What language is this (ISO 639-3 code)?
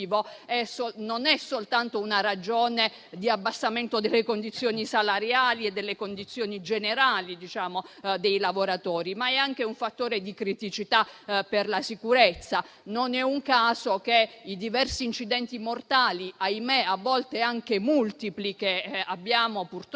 ita